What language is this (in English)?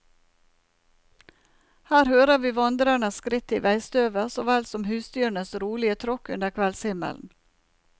Norwegian